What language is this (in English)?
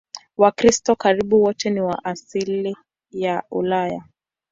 Swahili